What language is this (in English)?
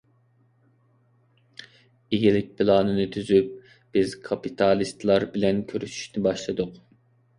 Uyghur